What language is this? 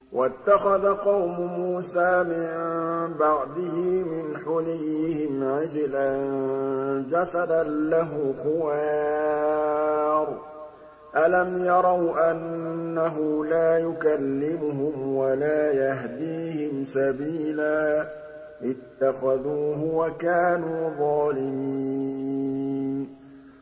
Arabic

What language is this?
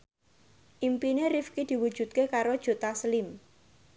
Javanese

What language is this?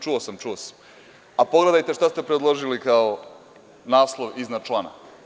Serbian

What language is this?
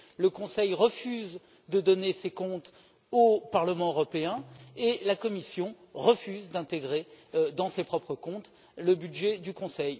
French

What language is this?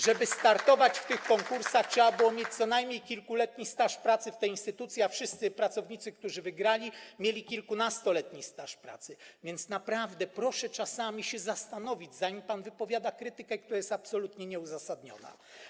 Polish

